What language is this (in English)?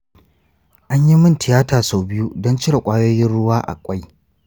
Hausa